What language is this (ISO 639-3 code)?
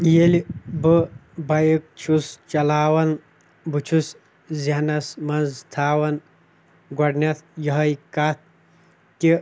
kas